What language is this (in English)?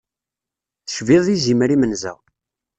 Kabyle